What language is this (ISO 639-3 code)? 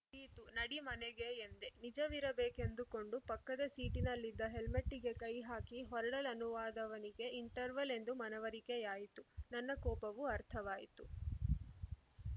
kan